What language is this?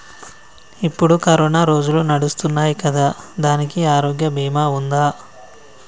Telugu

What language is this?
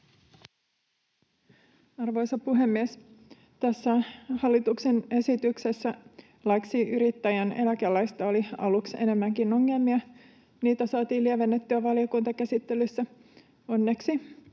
Finnish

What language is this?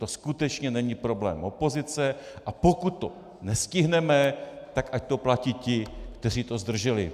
Czech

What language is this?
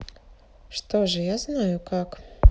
Russian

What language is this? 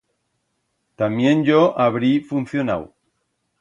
Aragonese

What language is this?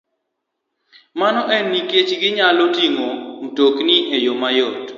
Luo (Kenya and Tanzania)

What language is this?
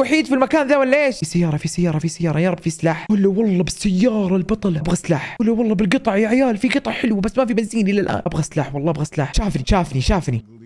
Arabic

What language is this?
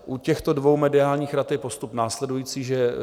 Czech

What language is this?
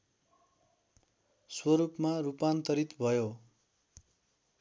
Nepali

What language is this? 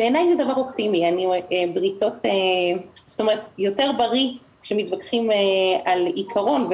Hebrew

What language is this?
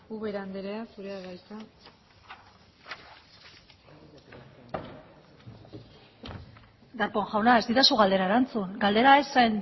Basque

